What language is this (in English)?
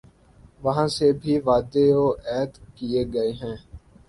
Urdu